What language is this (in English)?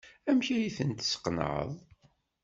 Kabyle